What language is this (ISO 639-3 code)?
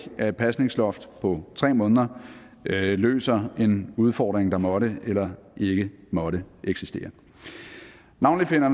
dan